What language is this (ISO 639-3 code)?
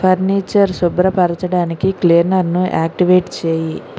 tel